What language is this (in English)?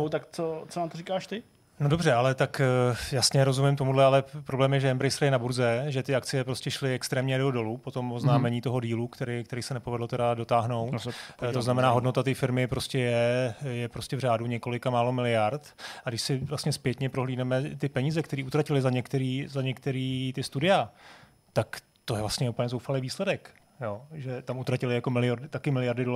Czech